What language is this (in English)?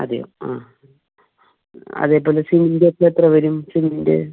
Malayalam